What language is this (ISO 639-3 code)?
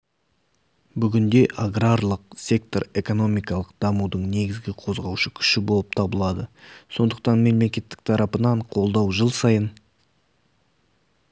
kaz